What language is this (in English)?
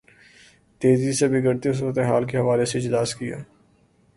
Urdu